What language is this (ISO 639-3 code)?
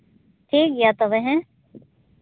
sat